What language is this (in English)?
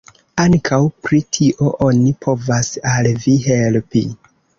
Esperanto